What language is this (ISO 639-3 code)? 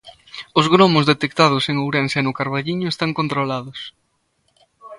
glg